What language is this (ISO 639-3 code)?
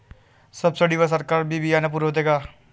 mar